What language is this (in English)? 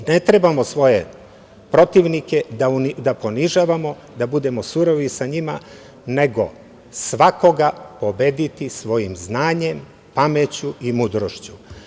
Serbian